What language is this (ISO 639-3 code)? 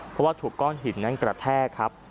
tha